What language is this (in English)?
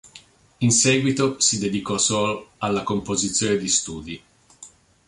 Italian